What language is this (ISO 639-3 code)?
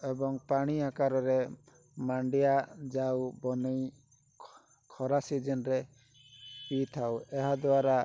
ori